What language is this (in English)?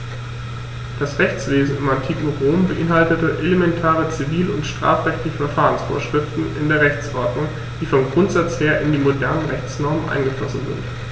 German